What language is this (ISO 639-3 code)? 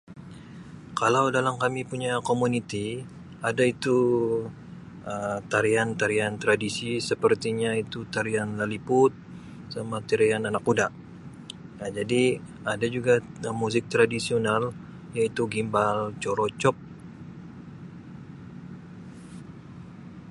msi